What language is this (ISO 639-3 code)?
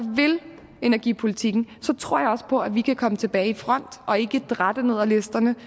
dan